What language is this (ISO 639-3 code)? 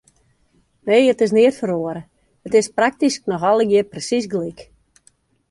fry